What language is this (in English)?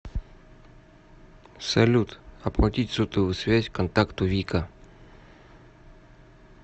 Russian